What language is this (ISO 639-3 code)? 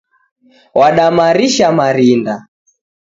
dav